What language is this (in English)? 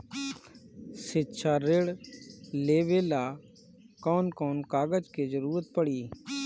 Bhojpuri